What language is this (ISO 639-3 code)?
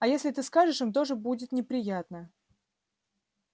rus